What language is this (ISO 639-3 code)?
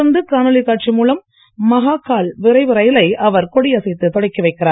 tam